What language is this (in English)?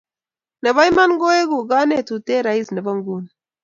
Kalenjin